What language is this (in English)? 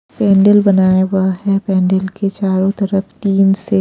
Hindi